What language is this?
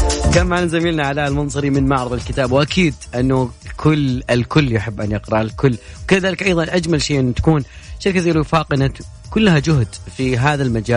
Arabic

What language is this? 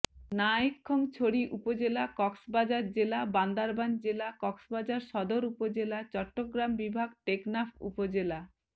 Bangla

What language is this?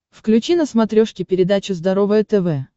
Russian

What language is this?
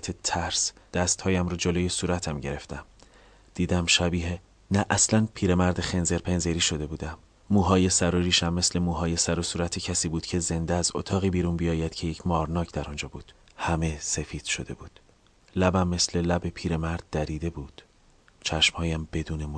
Persian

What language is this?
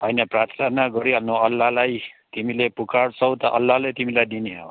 Nepali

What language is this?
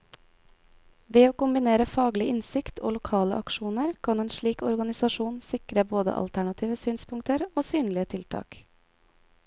Norwegian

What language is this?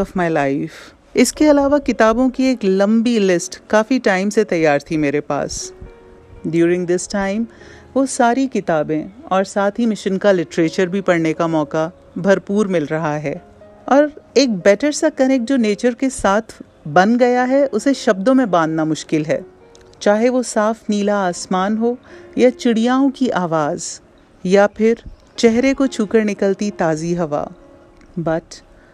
Hindi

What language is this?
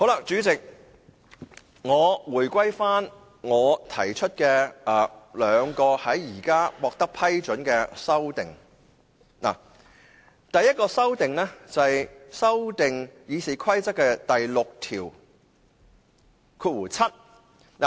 Cantonese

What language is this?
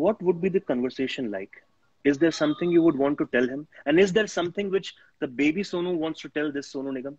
Hindi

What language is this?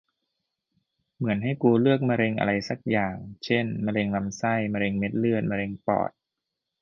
Thai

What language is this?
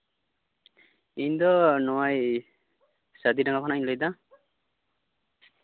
Santali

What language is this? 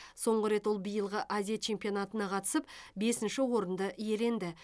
Kazakh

